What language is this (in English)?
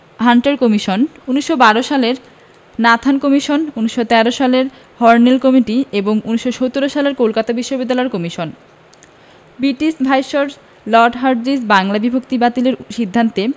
Bangla